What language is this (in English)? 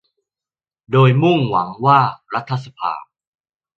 Thai